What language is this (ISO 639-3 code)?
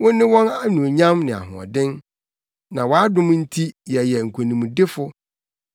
aka